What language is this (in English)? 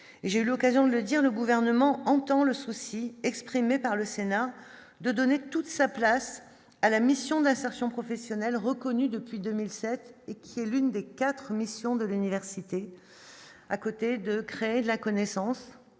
French